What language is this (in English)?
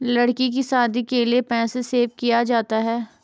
Hindi